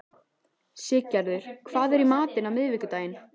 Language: Icelandic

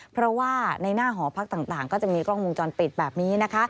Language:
Thai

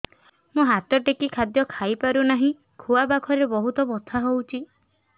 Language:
Odia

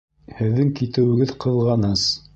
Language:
Bashkir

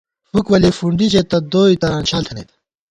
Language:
Gawar-Bati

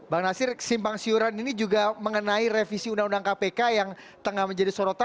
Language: Indonesian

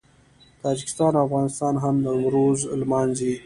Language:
Pashto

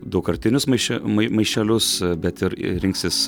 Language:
Lithuanian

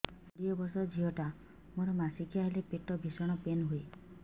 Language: Odia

